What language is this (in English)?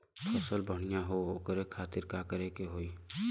Bhojpuri